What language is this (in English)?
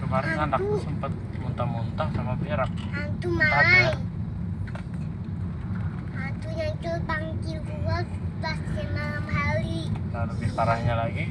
Indonesian